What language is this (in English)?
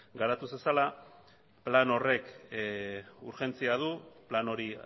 Basque